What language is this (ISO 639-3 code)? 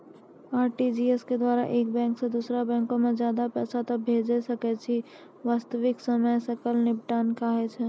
mai